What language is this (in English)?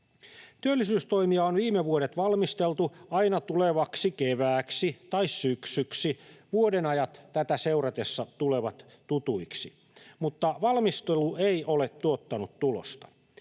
Finnish